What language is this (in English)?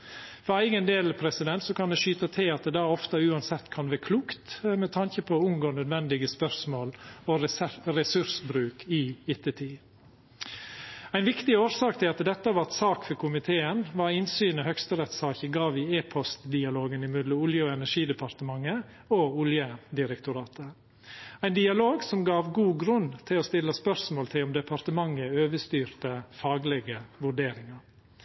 Norwegian Nynorsk